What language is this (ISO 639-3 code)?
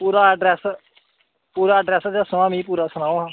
doi